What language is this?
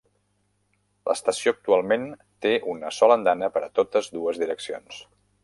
Catalan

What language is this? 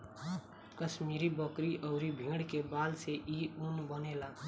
Bhojpuri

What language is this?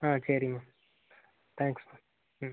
Tamil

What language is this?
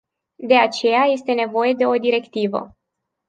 Romanian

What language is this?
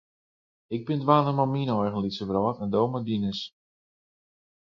Western Frisian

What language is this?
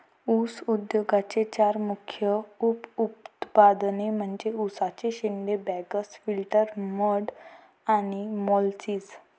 Marathi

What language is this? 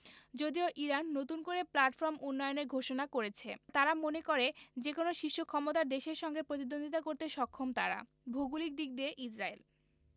Bangla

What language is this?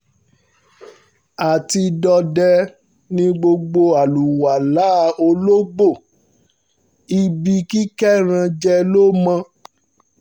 Yoruba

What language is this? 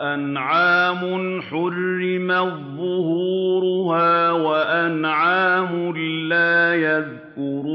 Arabic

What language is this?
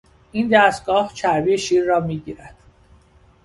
Persian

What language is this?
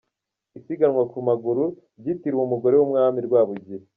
Kinyarwanda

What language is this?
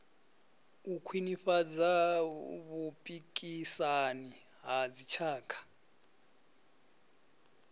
Venda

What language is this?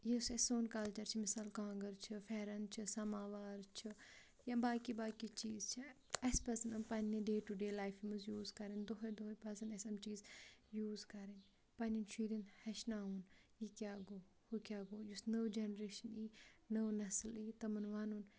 Kashmiri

